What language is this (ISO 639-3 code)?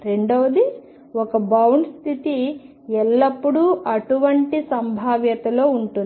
tel